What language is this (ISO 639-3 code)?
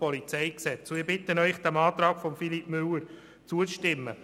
gsw